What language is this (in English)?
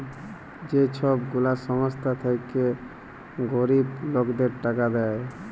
Bangla